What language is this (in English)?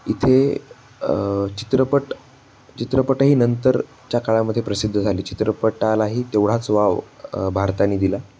Marathi